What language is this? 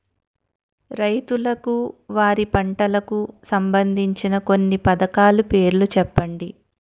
Telugu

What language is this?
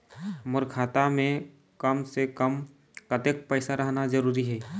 Chhattisgarhi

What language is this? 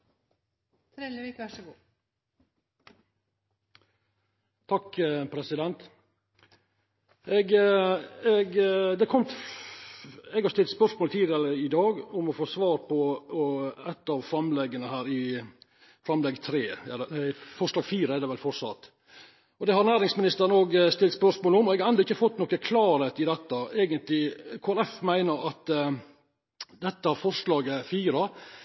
Norwegian Nynorsk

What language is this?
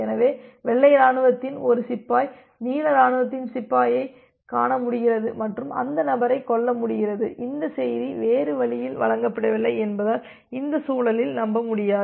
Tamil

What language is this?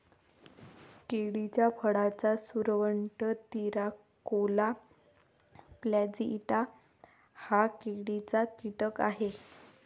Marathi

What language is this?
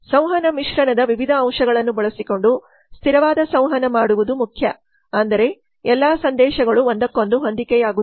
Kannada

